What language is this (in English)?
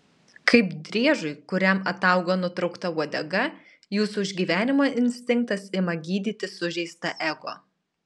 Lithuanian